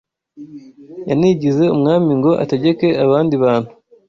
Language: Kinyarwanda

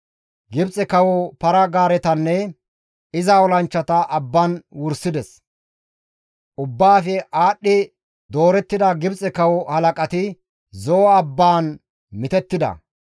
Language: Gamo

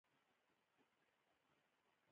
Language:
Pashto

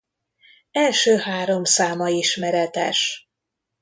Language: Hungarian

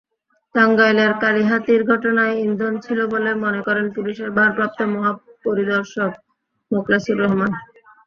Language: Bangla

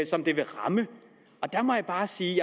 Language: Danish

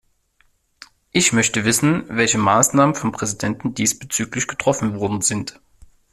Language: German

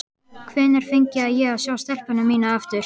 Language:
Icelandic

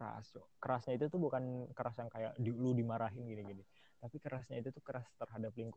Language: Indonesian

